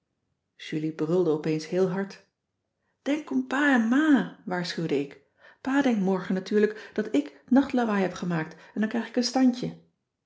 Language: Dutch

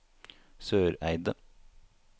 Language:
Norwegian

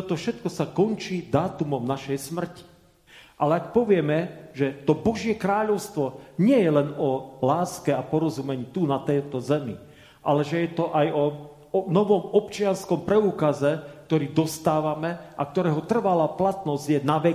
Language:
Slovak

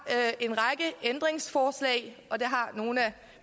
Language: Danish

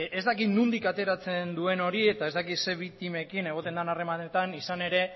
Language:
Basque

